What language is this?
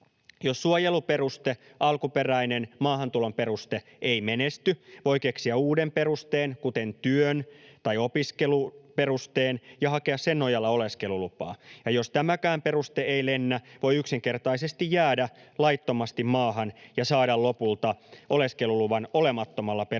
Finnish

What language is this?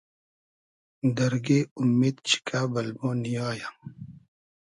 Hazaragi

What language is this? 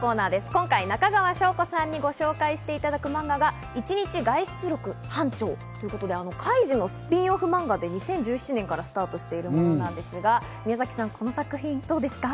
Japanese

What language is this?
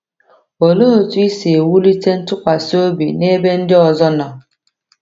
Igbo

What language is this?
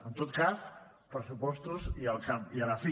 Catalan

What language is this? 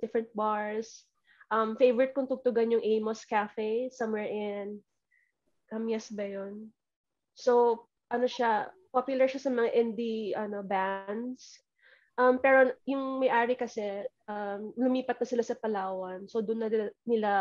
Filipino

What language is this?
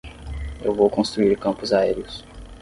Portuguese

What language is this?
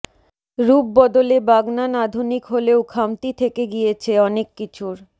Bangla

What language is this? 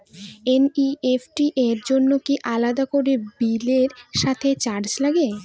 Bangla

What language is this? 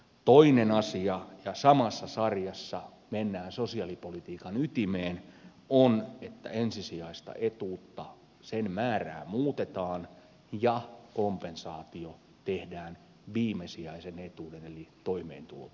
Finnish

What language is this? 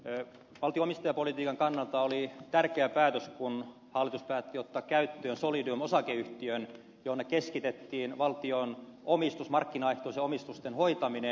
Finnish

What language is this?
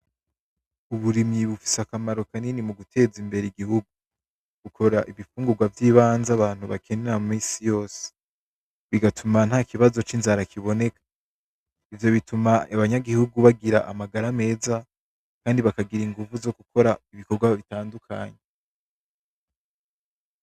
Rundi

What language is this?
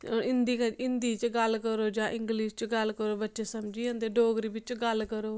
Dogri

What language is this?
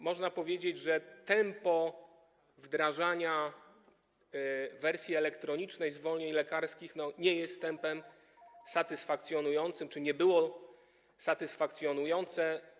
Polish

